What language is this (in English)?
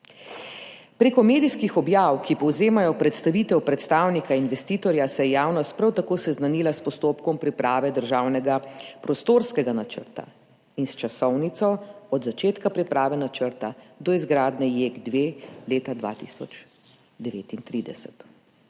Slovenian